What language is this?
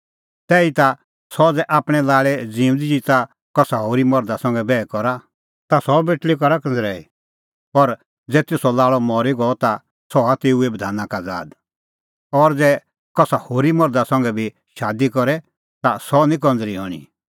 Kullu Pahari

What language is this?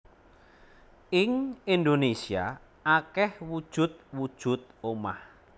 Javanese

